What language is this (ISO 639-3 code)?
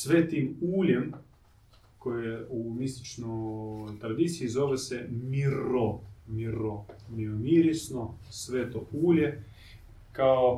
hrv